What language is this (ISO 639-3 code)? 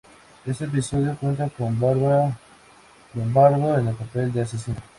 spa